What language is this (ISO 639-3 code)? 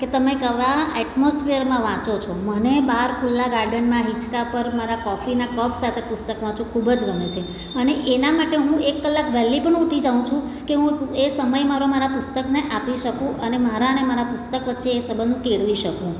guj